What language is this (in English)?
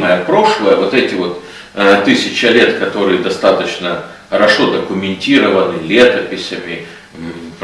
Russian